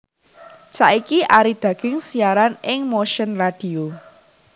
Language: Javanese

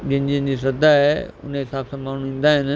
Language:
Sindhi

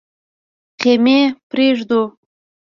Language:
Pashto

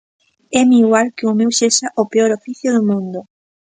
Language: Galician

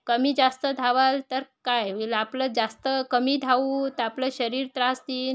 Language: Marathi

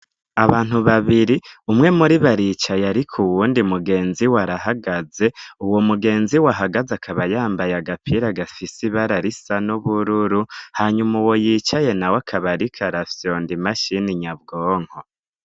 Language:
Rundi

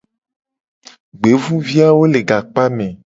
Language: Gen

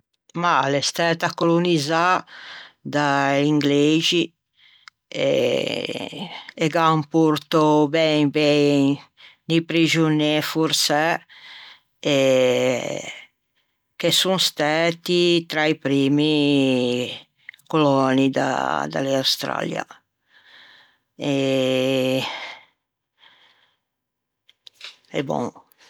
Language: Ligurian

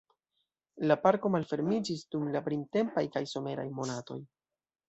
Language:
Esperanto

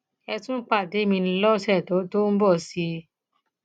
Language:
Yoruba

